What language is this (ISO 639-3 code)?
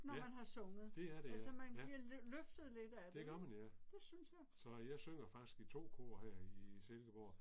dan